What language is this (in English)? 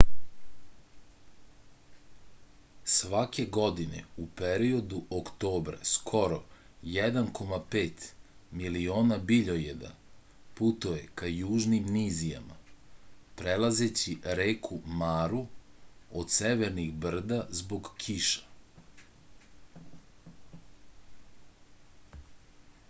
Serbian